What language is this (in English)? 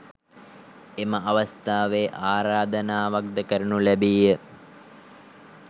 Sinhala